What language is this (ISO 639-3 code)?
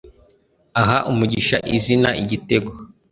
kin